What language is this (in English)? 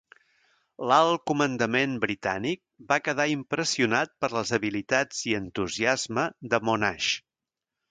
Catalan